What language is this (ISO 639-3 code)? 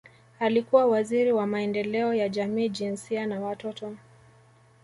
swa